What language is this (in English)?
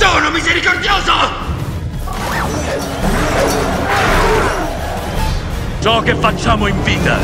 Italian